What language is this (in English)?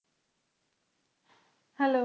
Punjabi